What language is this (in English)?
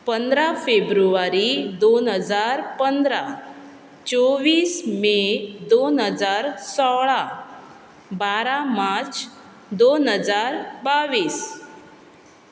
Konkani